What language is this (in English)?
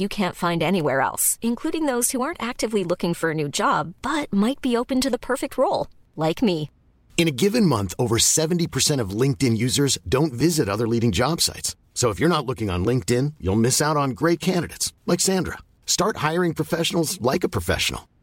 Swedish